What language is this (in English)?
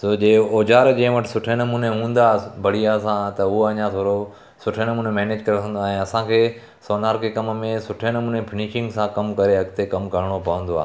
Sindhi